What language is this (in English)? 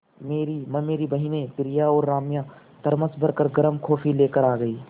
Hindi